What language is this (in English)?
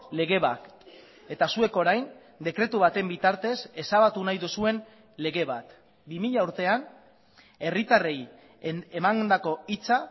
Basque